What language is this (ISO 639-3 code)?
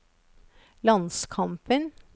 nor